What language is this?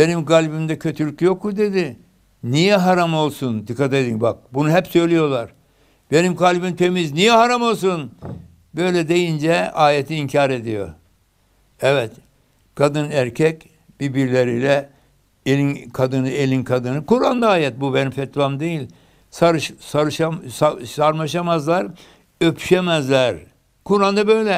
Turkish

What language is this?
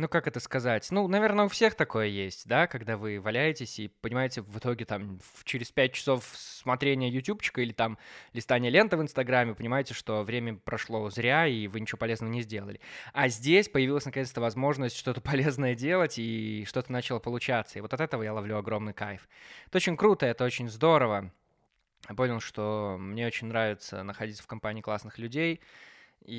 Russian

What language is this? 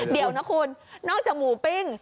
Thai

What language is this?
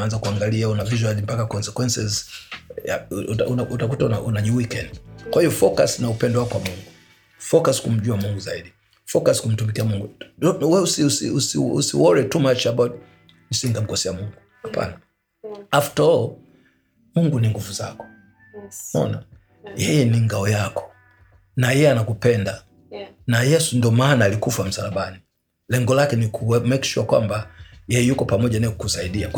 Swahili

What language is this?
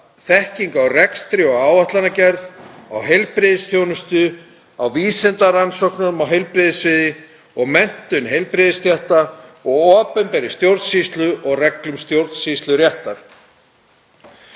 Icelandic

